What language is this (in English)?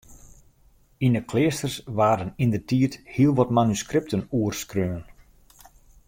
Western Frisian